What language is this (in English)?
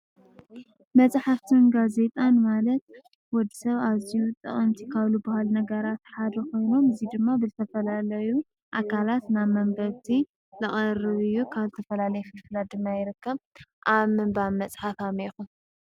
Tigrinya